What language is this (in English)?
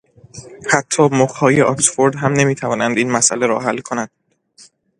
Persian